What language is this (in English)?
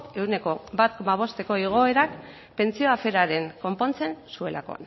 Basque